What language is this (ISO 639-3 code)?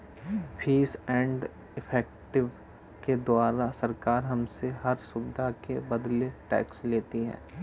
hin